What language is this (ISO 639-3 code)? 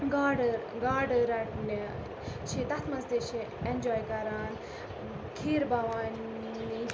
kas